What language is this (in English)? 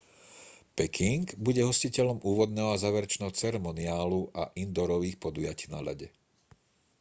Slovak